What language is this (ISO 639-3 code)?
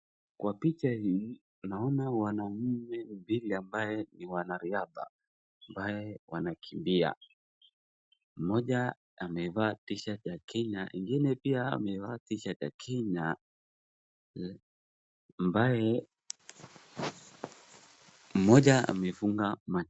swa